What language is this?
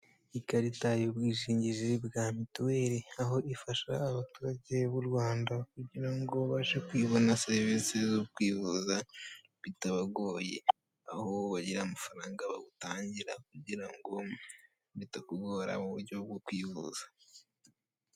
Kinyarwanda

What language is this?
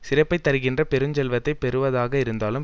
Tamil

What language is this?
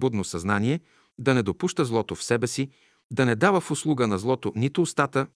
Bulgarian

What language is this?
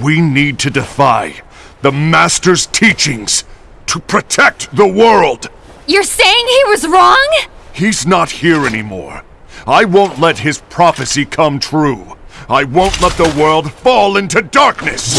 English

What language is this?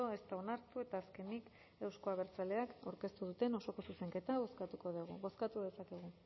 Basque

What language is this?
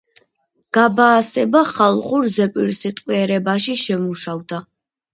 Georgian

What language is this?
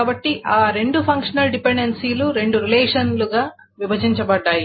Telugu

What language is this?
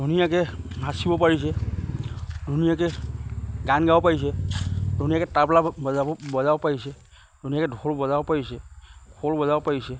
Assamese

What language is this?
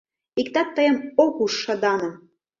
Mari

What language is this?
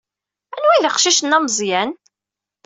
Kabyle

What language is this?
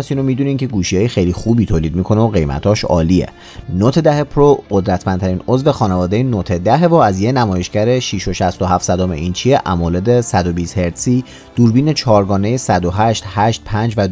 Persian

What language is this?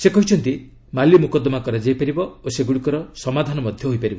Odia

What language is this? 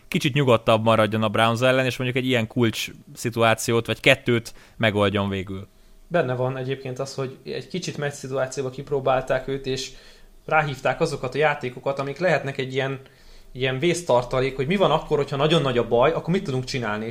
Hungarian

